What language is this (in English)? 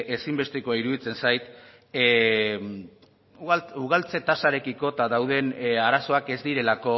Basque